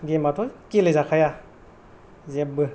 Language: Bodo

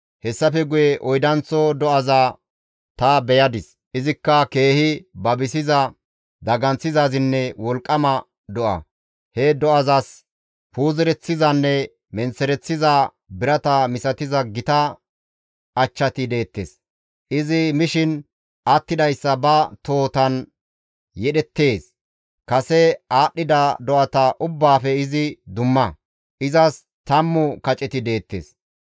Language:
Gamo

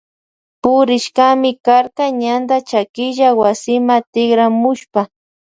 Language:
Loja Highland Quichua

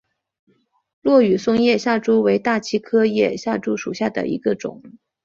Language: Chinese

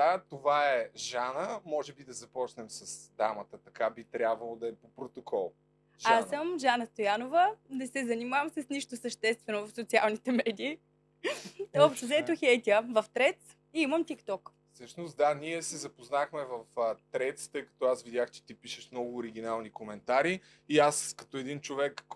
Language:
Bulgarian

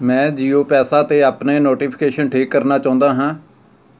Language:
Punjabi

